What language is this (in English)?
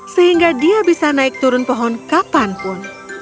Indonesian